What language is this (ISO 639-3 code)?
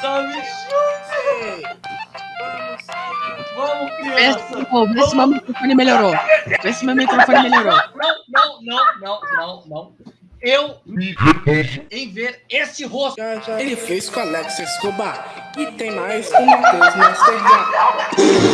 por